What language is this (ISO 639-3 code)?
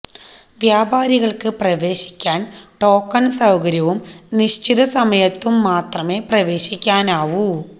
mal